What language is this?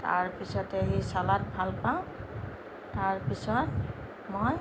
Assamese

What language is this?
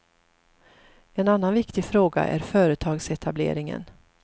Swedish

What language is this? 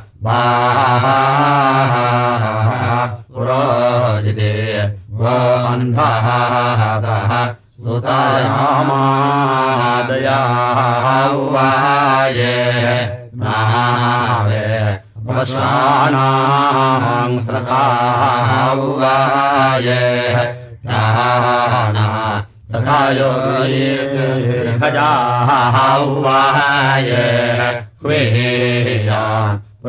Russian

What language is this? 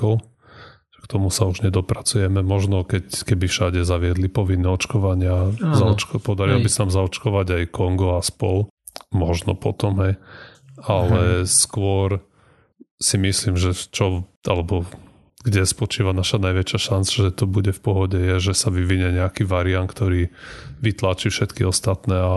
Slovak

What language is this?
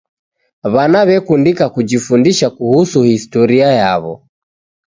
Taita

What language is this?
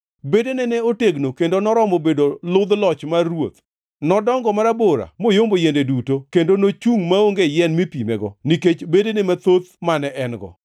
Luo (Kenya and Tanzania)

